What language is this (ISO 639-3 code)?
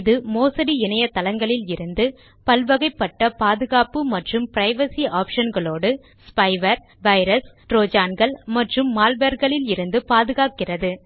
tam